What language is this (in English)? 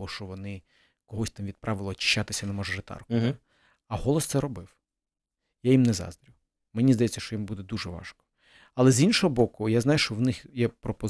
Ukrainian